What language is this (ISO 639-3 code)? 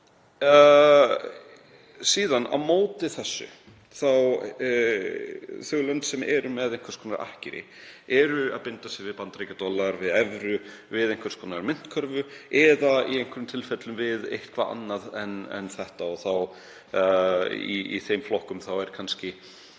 isl